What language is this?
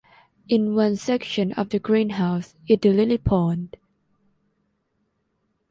English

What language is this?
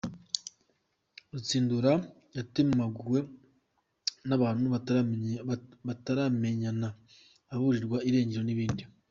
Kinyarwanda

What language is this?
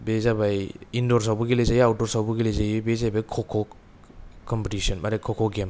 Bodo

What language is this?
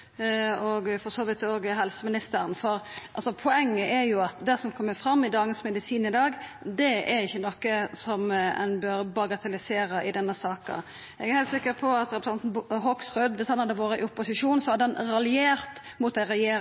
Norwegian Nynorsk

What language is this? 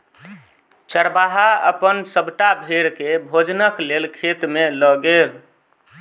Maithili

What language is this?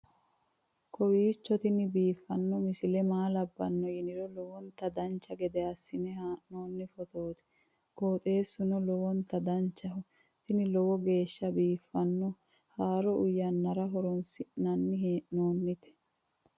Sidamo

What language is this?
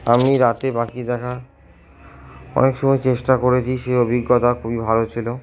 Bangla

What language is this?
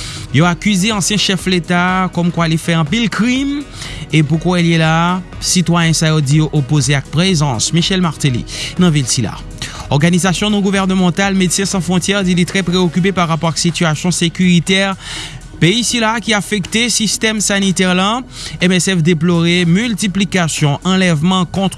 French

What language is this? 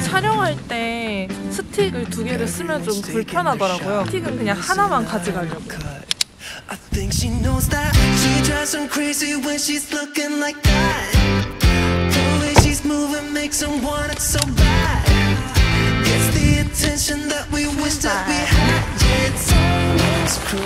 Korean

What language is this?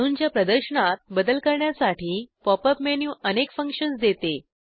Marathi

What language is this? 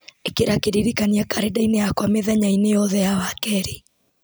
Kikuyu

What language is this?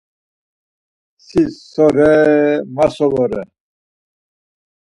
Laz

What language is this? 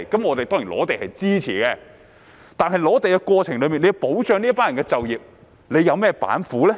Cantonese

